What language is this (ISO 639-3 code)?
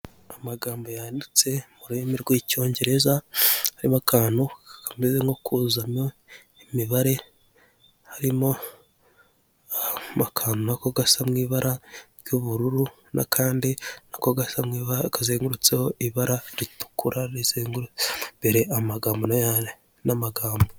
kin